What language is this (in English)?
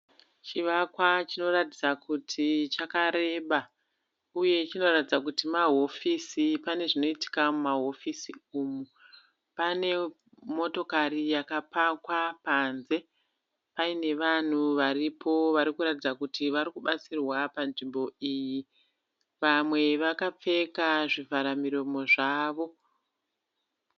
Shona